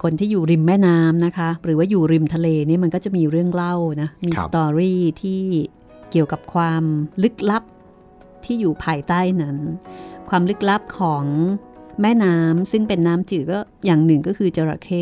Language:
Thai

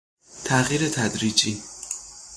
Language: Persian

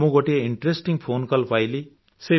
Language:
Odia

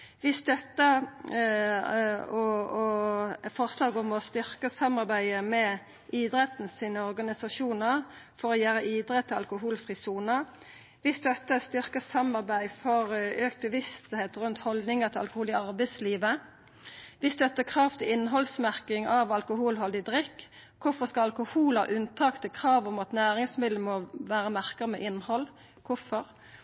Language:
Norwegian Nynorsk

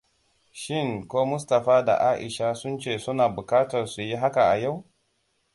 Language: Hausa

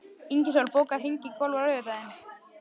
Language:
Icelandic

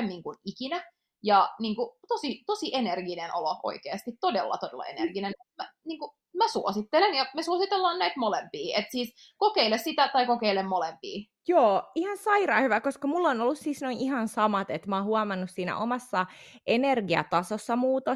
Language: Finnish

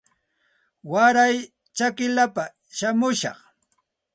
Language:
Santa Ana de Tusi Pasco Quechua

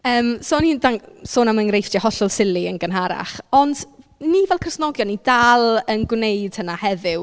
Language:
Welsh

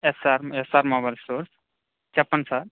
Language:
Telugu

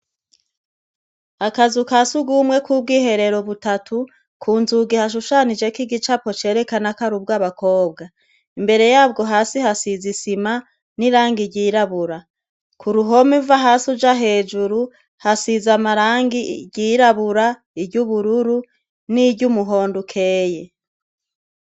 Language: Rundi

